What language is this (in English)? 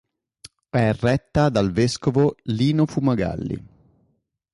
Italian